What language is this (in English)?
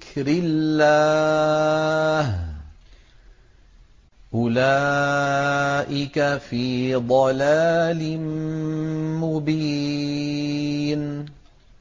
Arabic